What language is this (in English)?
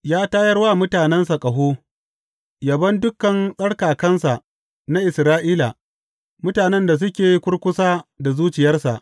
Hausa